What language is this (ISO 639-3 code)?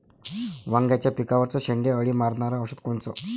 mar